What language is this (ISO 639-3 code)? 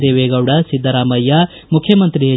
kan